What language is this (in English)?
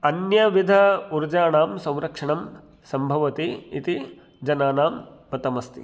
Sanskrit